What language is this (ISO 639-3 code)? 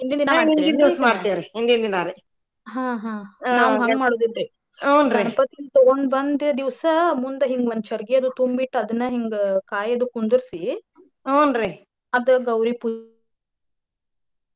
kan